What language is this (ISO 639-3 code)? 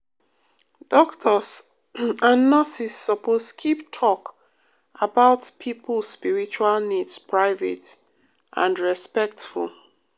pcm